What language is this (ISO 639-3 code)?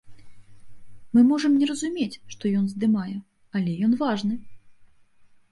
bel